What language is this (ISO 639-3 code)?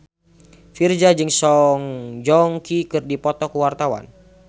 sun